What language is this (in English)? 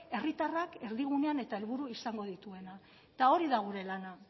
Basque